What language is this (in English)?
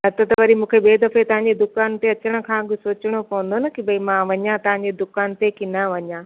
Sindhi